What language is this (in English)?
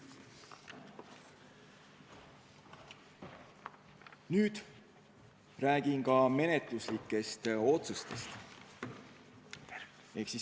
Estonian